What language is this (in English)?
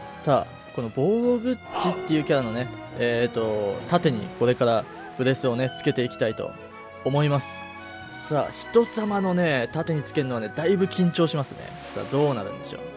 Japanese